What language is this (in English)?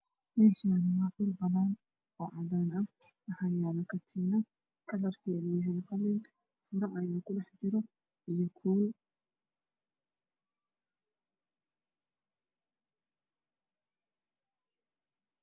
Somali